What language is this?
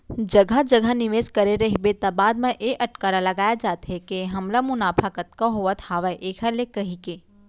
Chhattisgarhi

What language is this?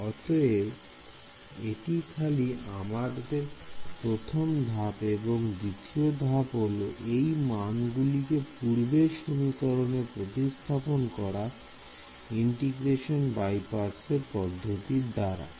Bangla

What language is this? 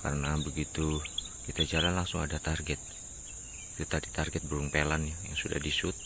Indonesian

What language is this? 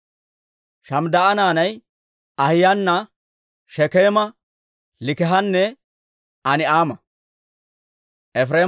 Dawro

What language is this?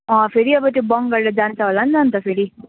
Nepali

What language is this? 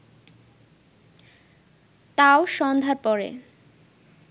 Bangla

